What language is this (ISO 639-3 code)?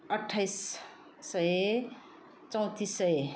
nep